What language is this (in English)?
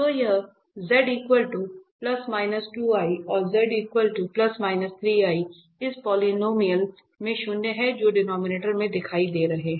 Hindi